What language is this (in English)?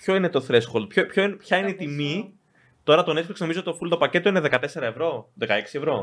Greek